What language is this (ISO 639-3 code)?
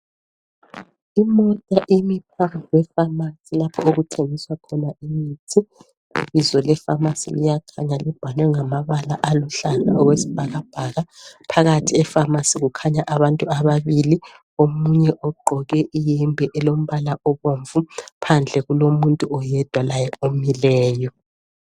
nde